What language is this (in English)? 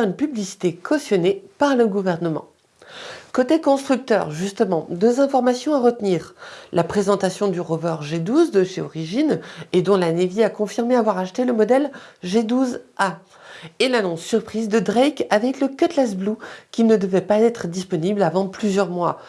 French